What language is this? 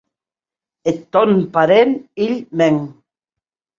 Occitan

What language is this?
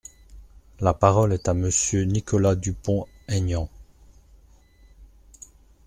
French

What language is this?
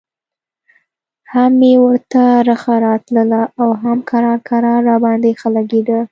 Pashto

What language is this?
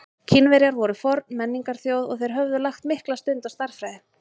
Icelandic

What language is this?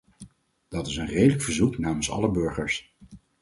Dutch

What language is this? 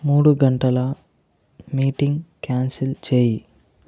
Telugu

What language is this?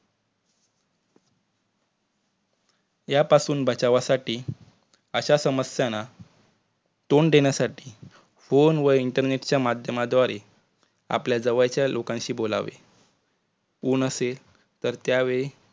Marathi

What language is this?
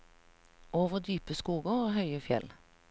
Norwegian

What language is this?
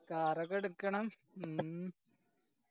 Malayalam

